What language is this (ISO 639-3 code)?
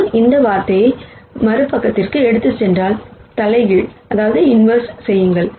tam